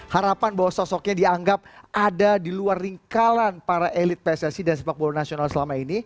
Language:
Indonesian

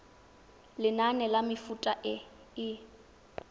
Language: Tswana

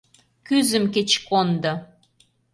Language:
Mari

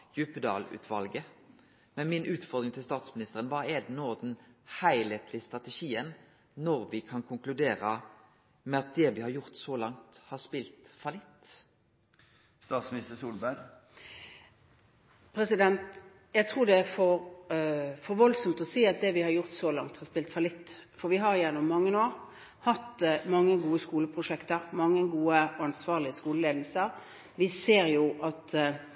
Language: Norwegian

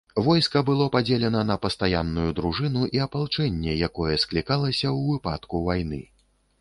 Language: Belarusian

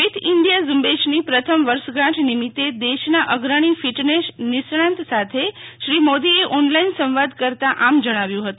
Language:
Gujarati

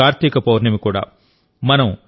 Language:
Telugu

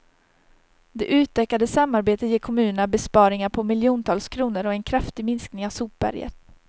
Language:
Swedish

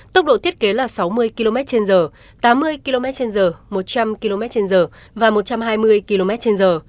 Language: Vietnamese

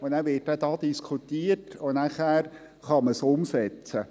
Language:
Swiss German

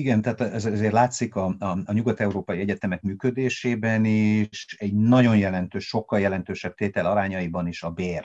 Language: Hungarian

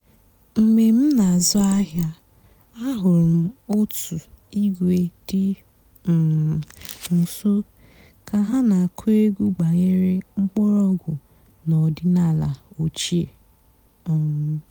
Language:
Igbo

